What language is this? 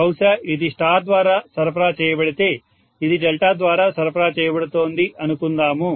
Telugu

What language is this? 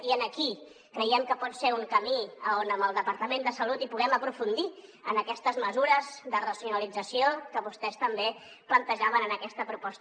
Catalan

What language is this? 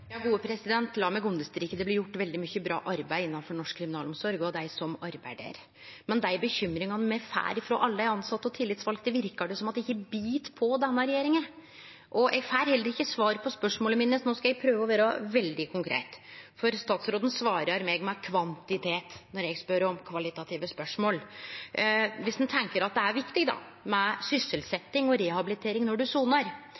Norwegian Nynorsk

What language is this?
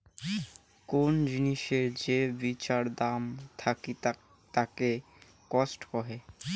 Bangla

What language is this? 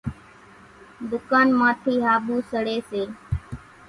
Kachi Koli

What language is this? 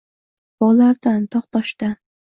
Uzbek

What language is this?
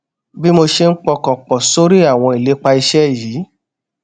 Yoruba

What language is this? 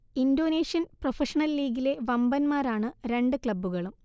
Malayalam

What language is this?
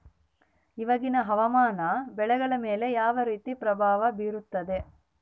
Kannada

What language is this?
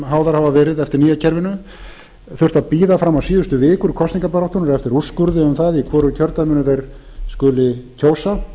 Icelandic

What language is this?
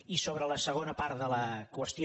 Catalan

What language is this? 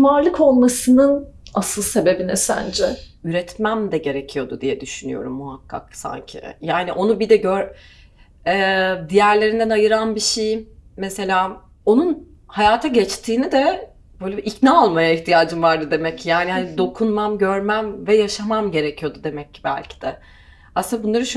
Turkish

